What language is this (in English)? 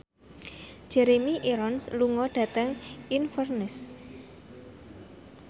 Javanese